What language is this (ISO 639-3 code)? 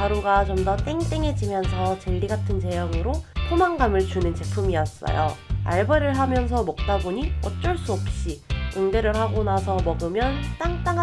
kor